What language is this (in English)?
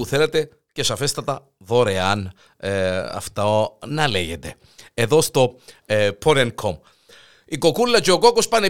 Greek